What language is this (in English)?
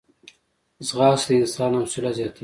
Pashto